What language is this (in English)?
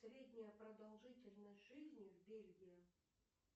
Russian